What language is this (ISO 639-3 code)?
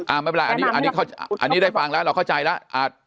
tha